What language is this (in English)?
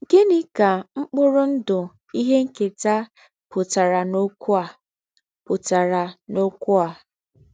Igbo